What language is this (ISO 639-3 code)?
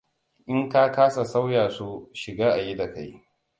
hau